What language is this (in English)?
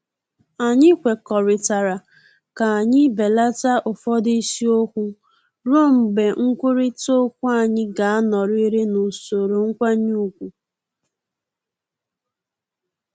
Igbo